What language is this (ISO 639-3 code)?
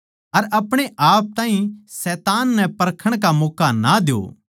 bgc